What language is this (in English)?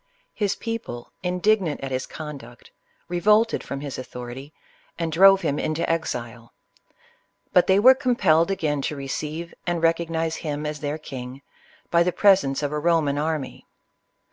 English